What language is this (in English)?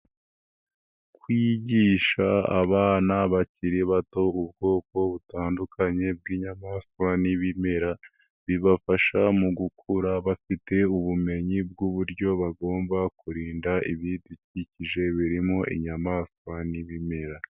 Kinyarwanda